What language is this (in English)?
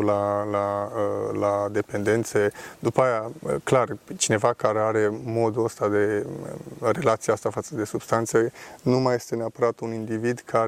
Romanian